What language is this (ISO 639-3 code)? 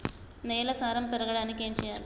tel